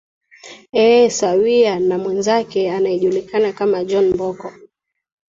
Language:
Swahili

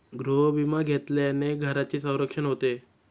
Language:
Marathi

